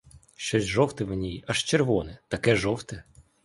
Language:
Ukrainian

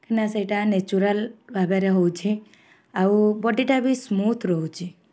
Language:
Odia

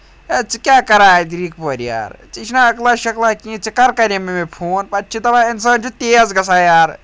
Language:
Kashmiri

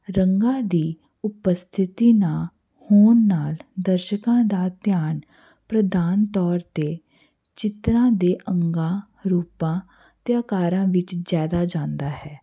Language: Punjabi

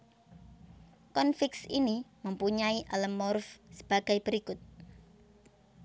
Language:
Javanese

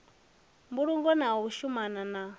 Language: Venda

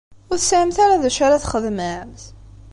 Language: Kabyle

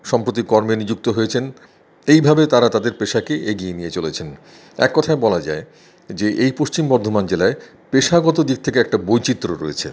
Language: Bangla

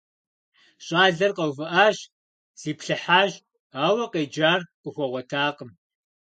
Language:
Kabardian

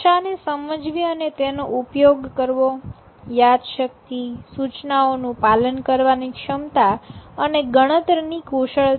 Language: Gujarati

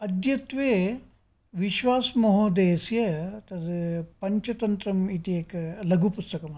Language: Sanskrit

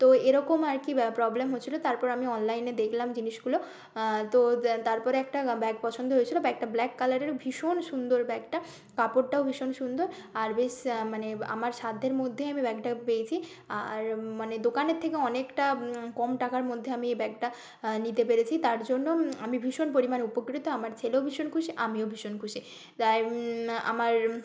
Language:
Bangla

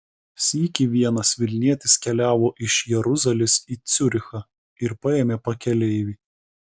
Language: Lithuanian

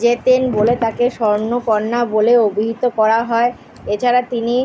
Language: Bangla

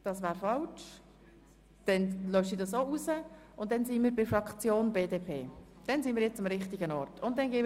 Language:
Swiss German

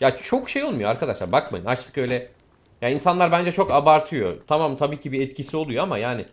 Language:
Turkish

